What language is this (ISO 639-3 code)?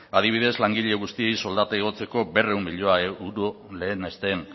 eus